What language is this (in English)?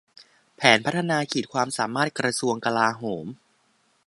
Thai